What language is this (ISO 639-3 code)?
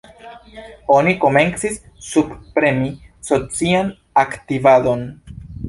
epo